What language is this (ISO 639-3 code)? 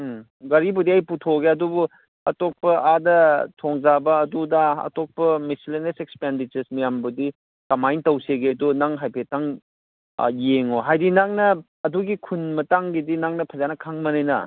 mni